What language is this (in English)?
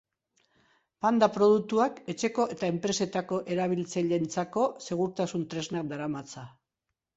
Basque